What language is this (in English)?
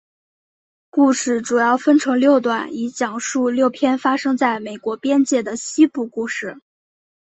Chinese